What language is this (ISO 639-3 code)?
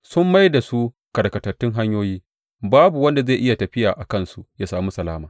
hau